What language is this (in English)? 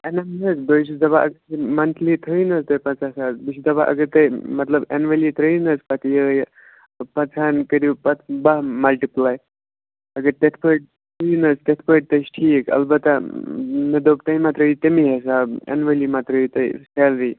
Kashmiri